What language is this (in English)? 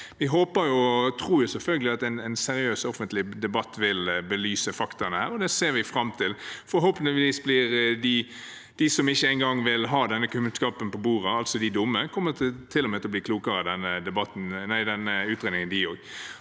Norwegian